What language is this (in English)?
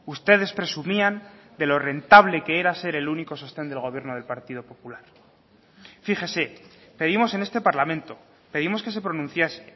Spanish